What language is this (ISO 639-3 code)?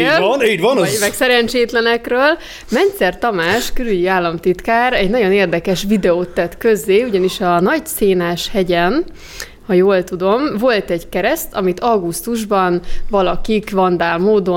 hun